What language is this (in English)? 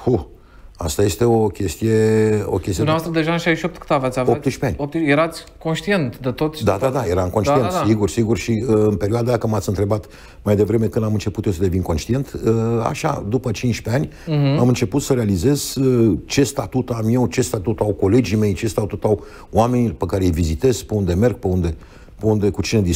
Romanian